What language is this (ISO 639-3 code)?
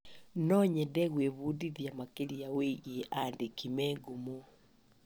kik